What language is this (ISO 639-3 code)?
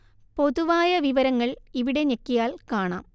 mal